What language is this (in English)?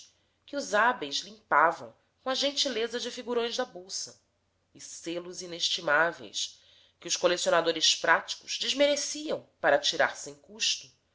Portuguese